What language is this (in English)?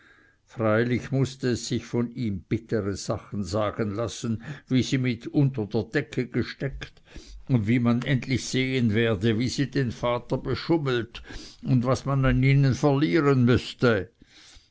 German